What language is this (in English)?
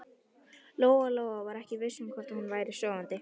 Icelandic